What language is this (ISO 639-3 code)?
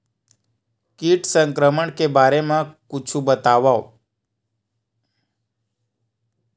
hne